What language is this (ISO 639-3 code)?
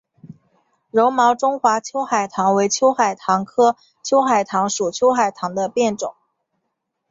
zho